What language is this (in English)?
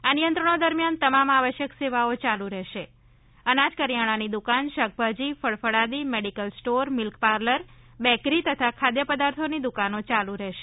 Gujarati